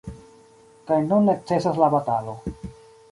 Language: Esperanto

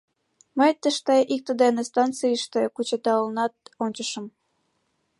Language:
Mari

